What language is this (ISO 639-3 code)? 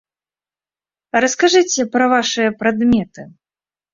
bel